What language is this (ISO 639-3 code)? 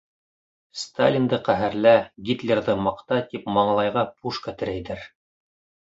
bak